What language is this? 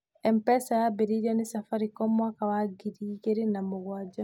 Kikuyu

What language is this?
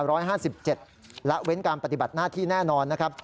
Thai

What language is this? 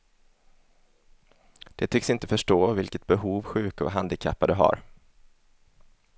Swedish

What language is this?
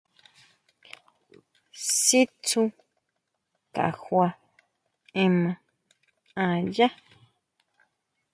Huautla Mazatec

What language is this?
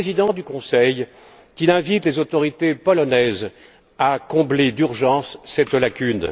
French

